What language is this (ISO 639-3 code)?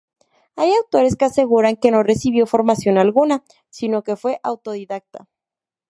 spa